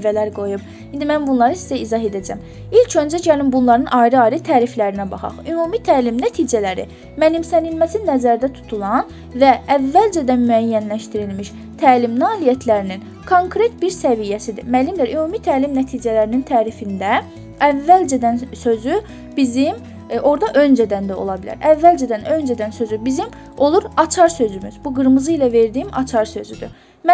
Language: Turkish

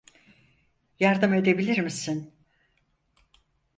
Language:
Turkish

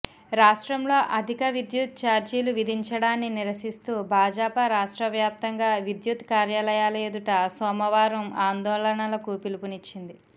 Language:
Telugu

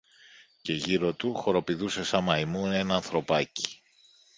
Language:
Greek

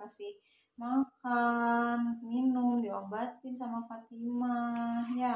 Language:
Indonesian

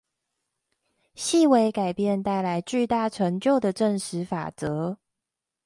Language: Chinese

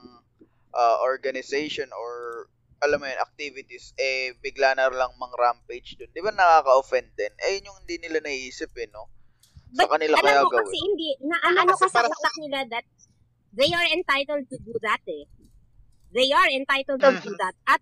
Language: Filipino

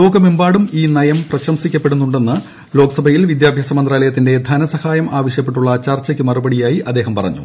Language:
Malayalam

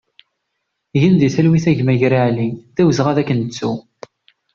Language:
Kabyle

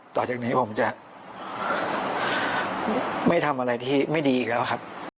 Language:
Thai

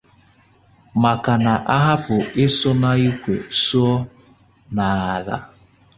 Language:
Igbo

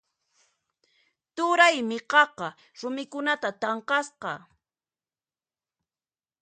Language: Puno Quechua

